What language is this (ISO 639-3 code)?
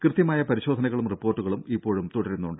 mal